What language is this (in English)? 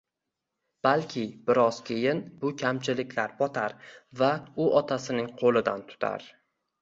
Uzbek